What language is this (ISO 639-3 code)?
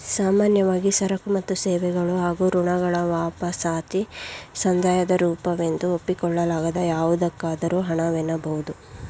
kan